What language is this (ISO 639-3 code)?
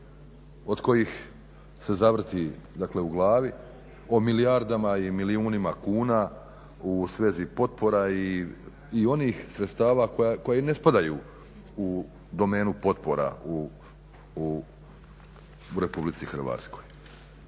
hrv